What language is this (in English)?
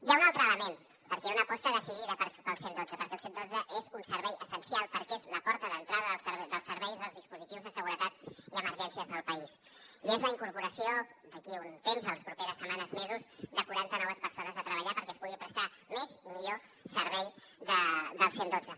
Catalan